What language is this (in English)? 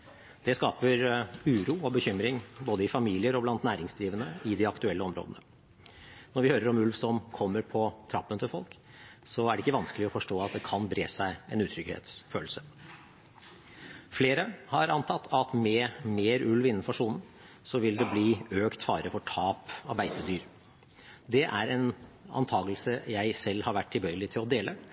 Norwegian Bokmål